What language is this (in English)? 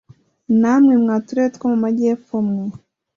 Kinyarwanda